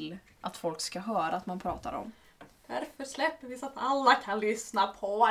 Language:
Swedish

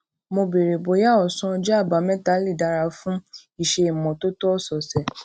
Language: Yoruba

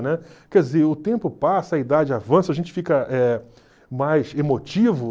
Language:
Portuguese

